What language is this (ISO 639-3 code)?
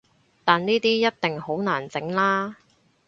yue